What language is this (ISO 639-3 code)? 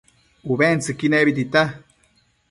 mcf